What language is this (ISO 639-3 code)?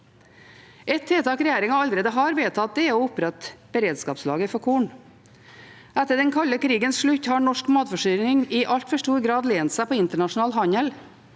nor